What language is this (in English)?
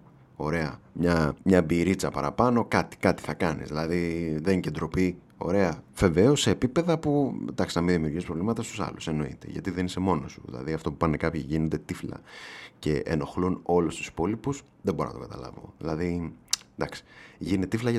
Greek